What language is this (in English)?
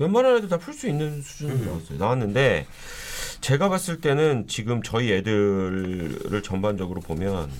Korean